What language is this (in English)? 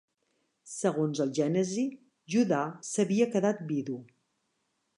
Catalan